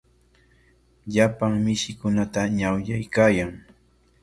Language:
Corongo Ancash Quechua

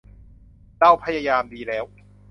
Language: Thai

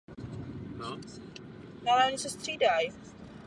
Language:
Czech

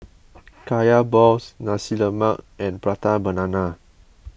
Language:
English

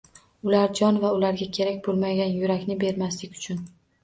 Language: Uzbek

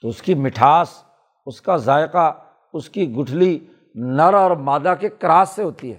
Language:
Urdu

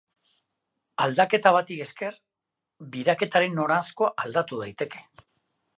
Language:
Basque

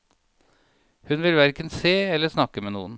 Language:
Norwegian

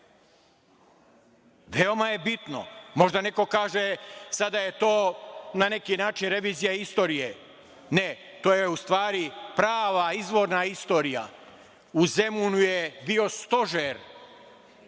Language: Serbian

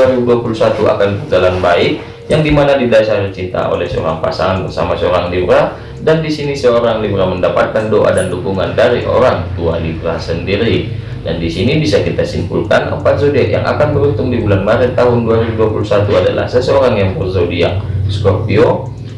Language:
Indonesian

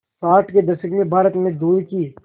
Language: Hindi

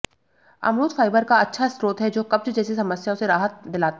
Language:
Hindi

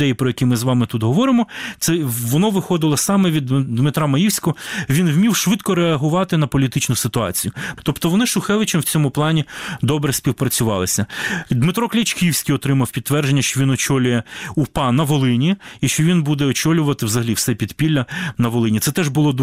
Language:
Ukrainian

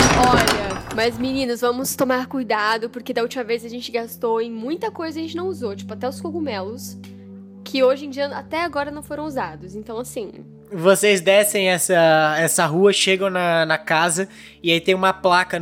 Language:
Portuguese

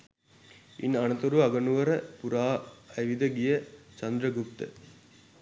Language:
Sinhala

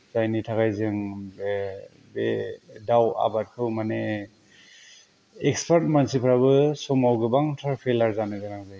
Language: Bodo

